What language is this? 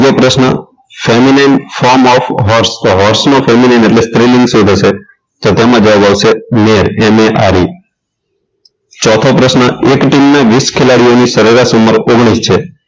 Gujarati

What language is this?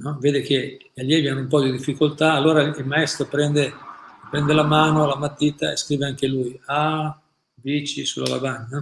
Italian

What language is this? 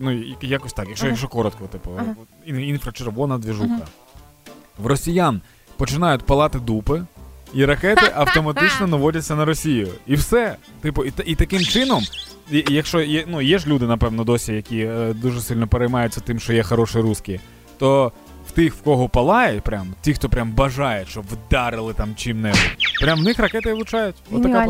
Ukrainian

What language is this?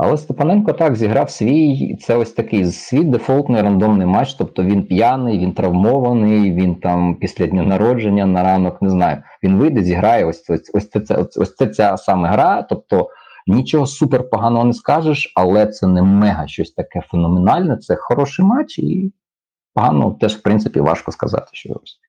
Ukrainian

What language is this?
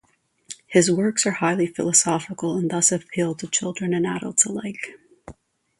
English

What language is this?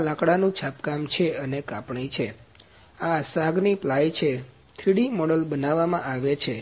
Gujarati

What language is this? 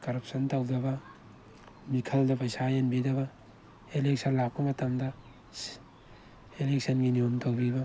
Manipuri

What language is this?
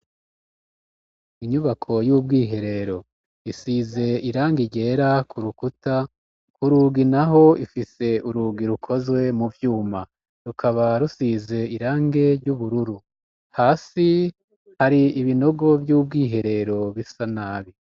Rundi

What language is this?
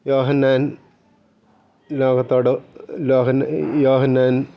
Malayalam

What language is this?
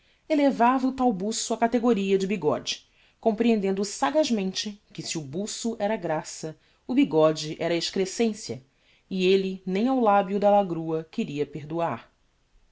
Portuguese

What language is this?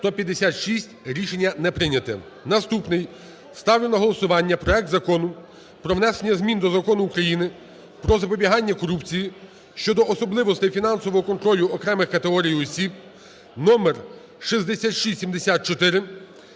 Ukrainian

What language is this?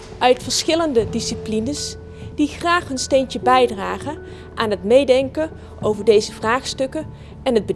Dutch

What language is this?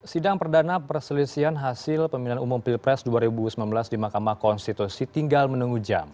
Indonesian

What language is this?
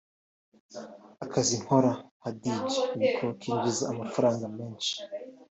Kinyarwanda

